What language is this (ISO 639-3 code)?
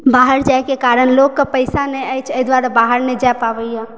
mai